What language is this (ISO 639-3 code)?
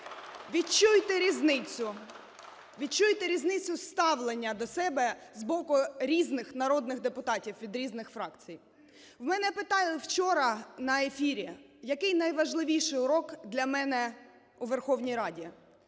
ukr